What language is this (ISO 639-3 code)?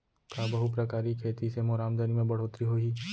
hne